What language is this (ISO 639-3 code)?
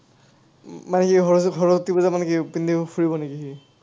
asm